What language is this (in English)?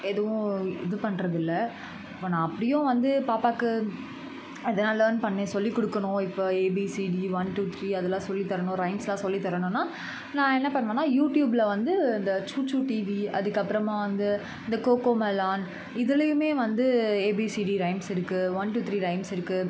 Tamil